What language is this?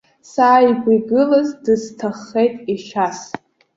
Abkhazian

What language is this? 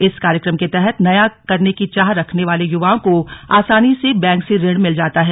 Hindi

